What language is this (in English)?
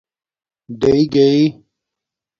Domaaki